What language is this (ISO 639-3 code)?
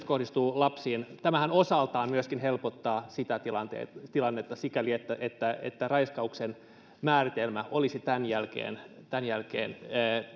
fin